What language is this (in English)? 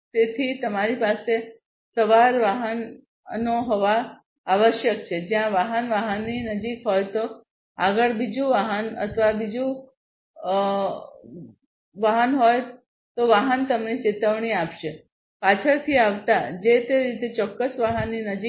Gujarati